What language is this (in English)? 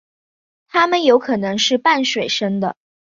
Chinese